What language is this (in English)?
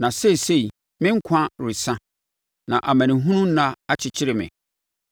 Akan